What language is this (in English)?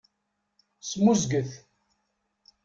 Kabyle